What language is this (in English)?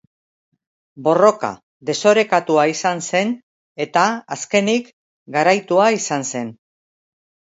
Basque